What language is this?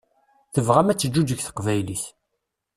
Kabyle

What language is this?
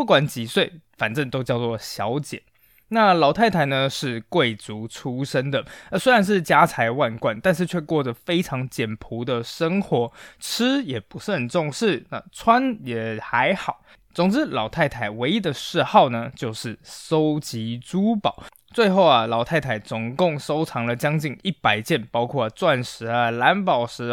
Chinese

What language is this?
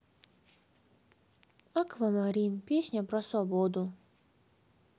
Russian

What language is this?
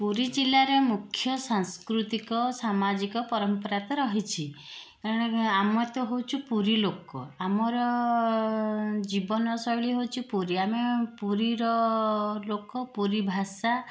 Odia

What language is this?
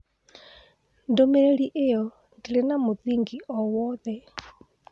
Kikuyu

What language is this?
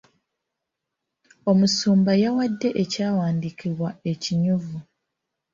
Ganda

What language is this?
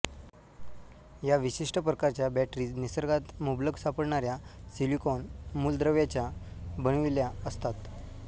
Marathi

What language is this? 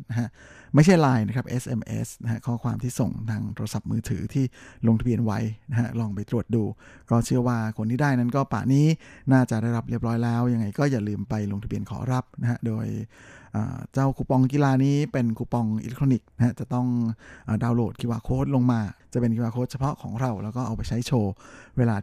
Thai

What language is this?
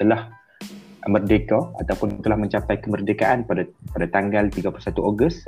Malay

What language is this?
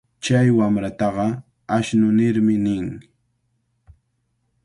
Cajatambo North Lima Quechua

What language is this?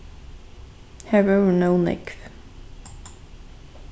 Faroese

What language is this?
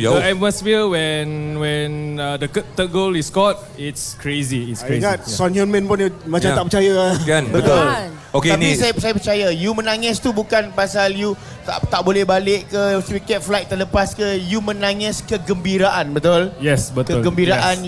Malay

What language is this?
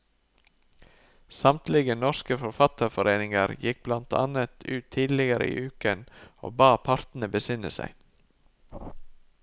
Norwegian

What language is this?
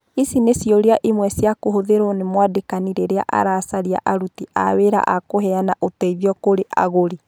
Kikuyu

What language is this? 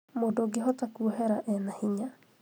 Kikuyu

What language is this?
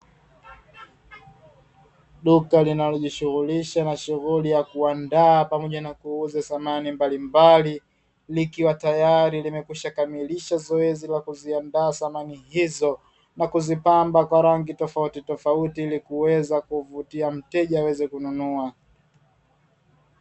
Swahili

